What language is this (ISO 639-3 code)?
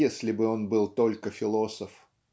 rus